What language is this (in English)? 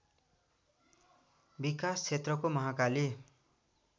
Nepali